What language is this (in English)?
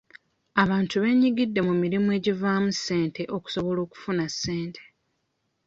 Ganda